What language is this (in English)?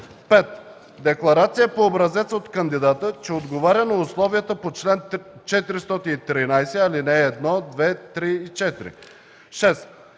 Bulgarian